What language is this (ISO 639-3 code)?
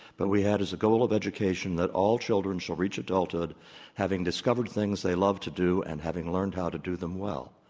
eng